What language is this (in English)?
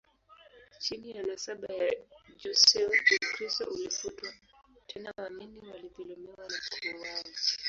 Swahili